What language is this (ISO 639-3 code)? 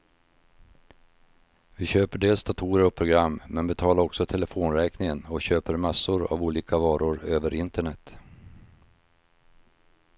swe